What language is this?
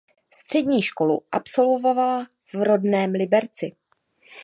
Czech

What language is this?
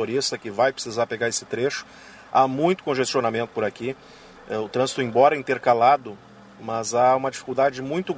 Portuguese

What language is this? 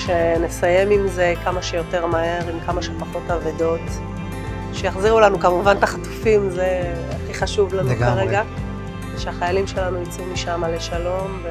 Hebrew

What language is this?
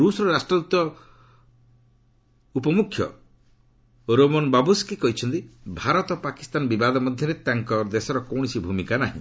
Odia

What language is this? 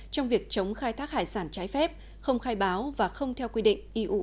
Vietnamese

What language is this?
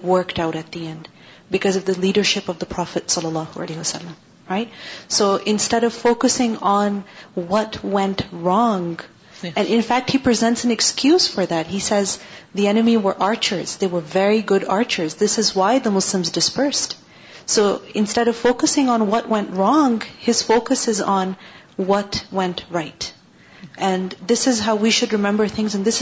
Urdu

